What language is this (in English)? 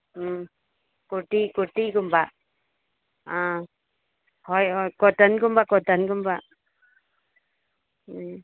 Manipuri